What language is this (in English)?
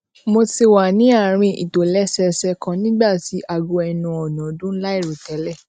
Yoruba